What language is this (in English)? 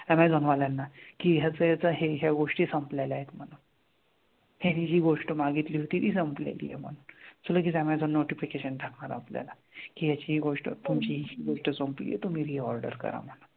Marathi